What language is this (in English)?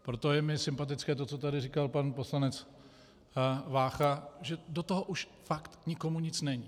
Czech